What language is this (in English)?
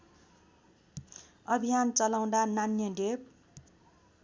Nepali